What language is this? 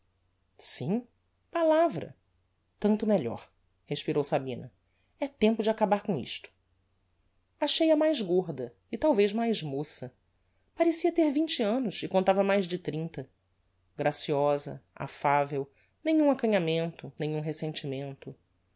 Portuguese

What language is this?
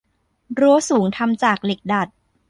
Thai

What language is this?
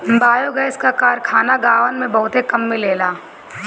Bhojpuri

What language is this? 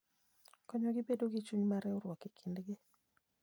Luo (Kenya and Tanzania)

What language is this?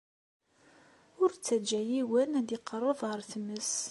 Kabyle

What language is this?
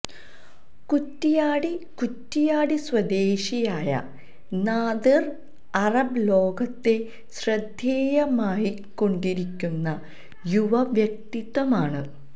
Malayalam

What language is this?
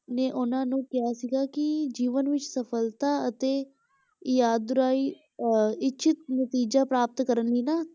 Punjabi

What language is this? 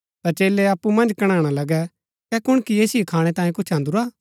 Gaddi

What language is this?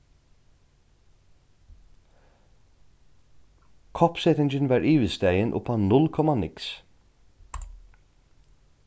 Faroese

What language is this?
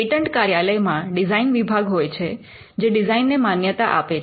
Gujarati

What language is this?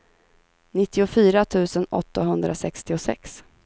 Swedish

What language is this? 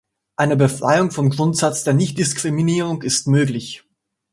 German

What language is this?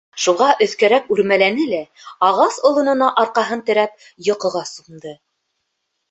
Bashkir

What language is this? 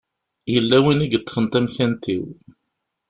Kabyle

